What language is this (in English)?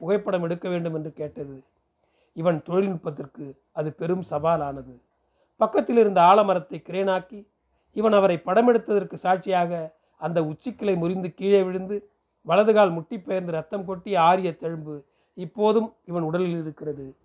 Tamil